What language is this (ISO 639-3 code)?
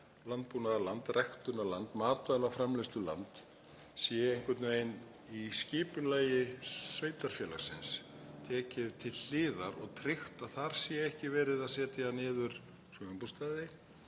isl